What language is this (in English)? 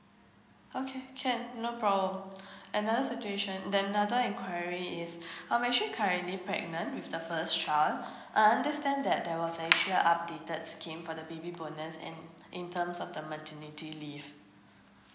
English